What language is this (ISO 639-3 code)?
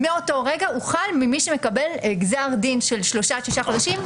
heb